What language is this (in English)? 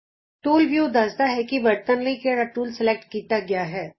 Punjabi